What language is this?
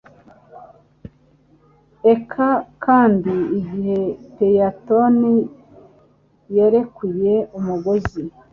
Kinyarwanda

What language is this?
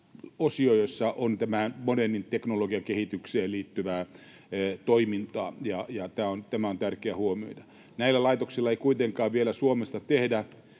Finnish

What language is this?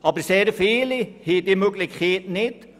Swiss German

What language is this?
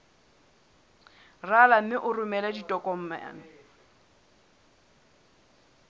Southern Sotho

